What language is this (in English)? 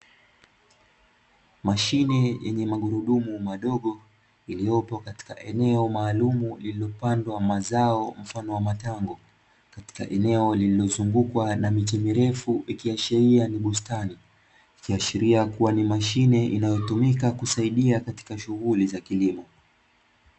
Swahili